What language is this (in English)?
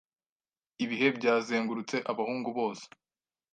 Kinyarwanda